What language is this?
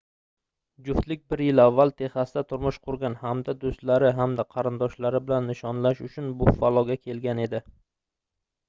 Uzbek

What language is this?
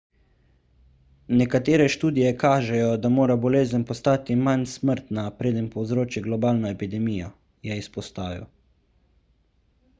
Slovenian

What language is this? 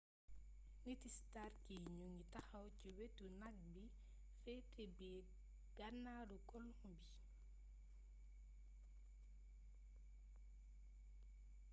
Wolof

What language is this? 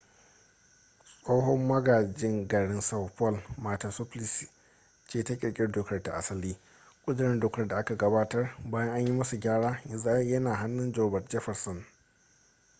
Hausa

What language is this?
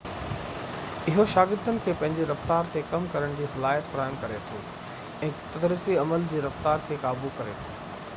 Sindhi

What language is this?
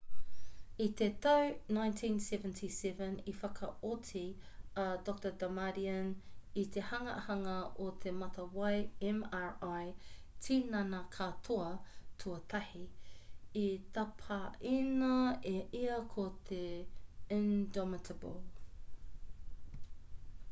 Māori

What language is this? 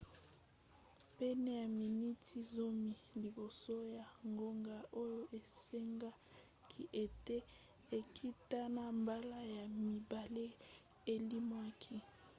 Lingala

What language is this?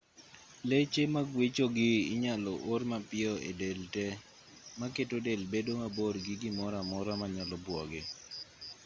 Luo (Kenya and Tanzania)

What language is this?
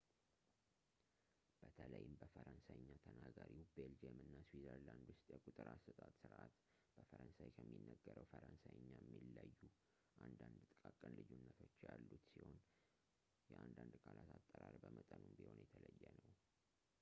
Amharic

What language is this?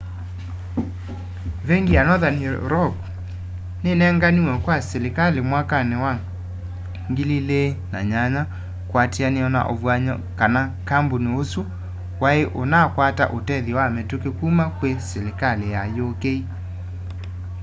Kamba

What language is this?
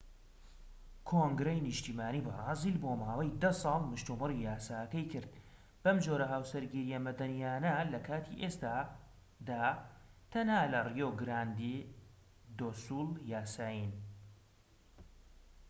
Central Kurdish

